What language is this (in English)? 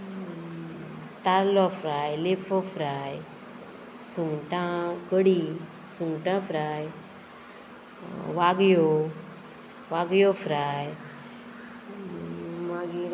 Konkani